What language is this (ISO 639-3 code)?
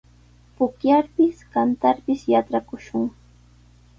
qws